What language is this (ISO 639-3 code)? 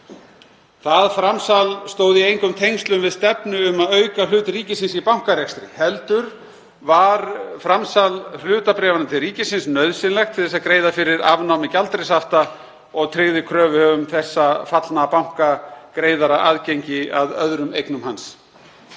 isl